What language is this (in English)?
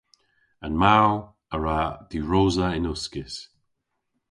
Cornish